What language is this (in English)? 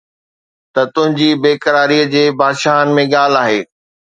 Sindhi